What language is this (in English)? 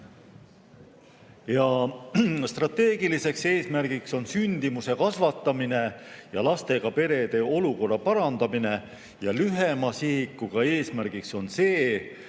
Estonian